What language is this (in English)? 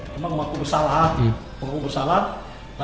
Indonesian